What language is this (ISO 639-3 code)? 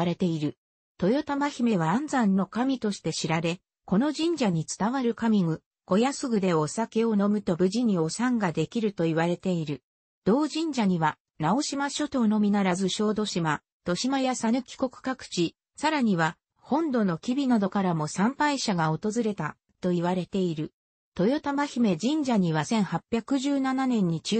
jpn